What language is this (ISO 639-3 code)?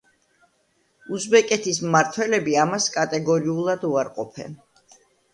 kat